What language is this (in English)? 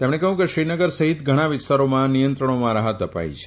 Gujarati